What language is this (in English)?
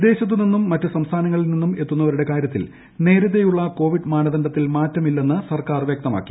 Malayalam